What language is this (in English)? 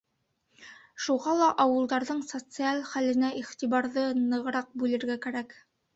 Bashkir